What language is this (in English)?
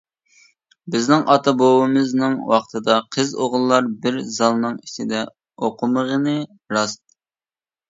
Uyghur